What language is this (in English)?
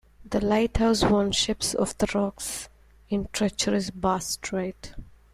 English